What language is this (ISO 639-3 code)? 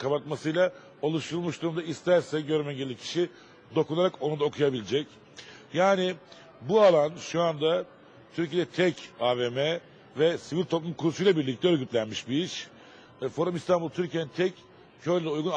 tur